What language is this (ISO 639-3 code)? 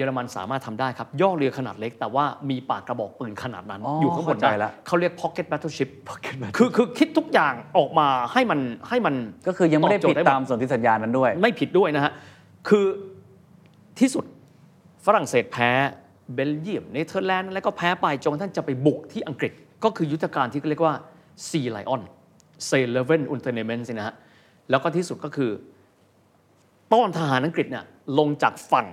tha